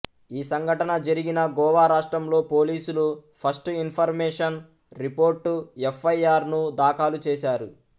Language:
Telugu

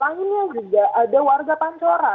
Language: Indonesian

